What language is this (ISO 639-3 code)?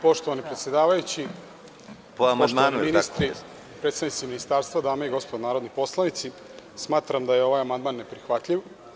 srp